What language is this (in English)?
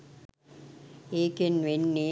Sinhala